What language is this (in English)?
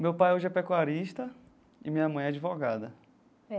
Portuguese